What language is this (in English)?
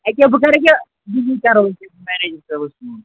Kashmiri